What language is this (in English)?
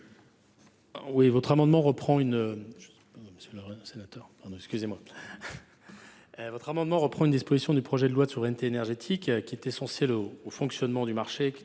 French